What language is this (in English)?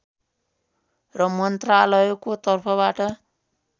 Nepali